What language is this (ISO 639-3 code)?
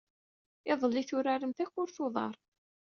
kab